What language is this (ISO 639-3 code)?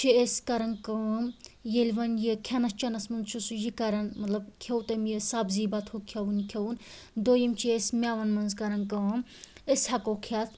kas